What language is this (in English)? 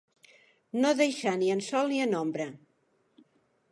Catalan